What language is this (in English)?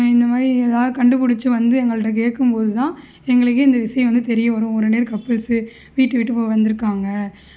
Tamil